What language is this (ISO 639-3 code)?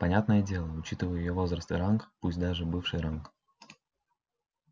rus